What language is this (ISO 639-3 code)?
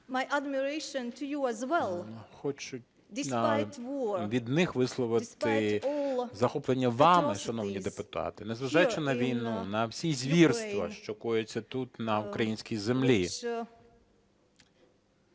ukr